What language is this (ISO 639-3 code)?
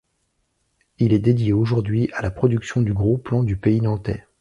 fra